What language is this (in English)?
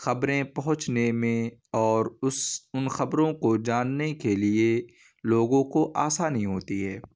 Urdu